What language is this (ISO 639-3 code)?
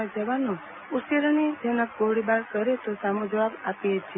guj